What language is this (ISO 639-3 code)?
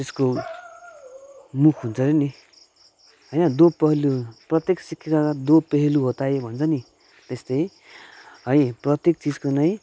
nep